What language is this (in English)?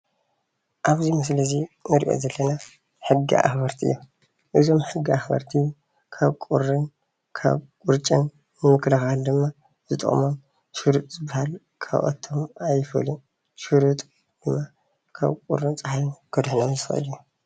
Tigrinya